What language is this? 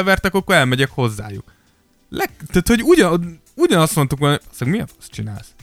Hungarian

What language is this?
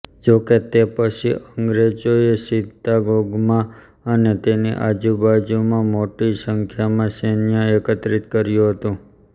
Gujarati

